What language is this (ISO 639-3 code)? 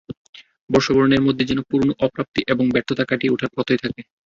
ben